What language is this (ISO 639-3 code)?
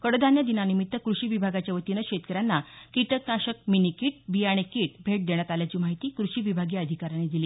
mar